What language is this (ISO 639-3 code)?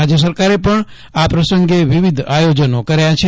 guj